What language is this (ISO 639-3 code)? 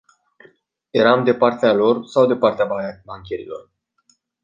ron